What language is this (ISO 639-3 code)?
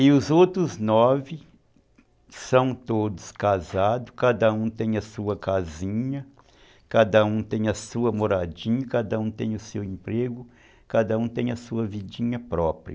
por